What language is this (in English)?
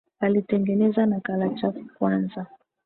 Swahili